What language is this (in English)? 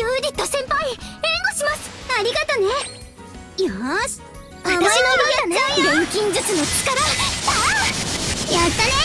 Japanese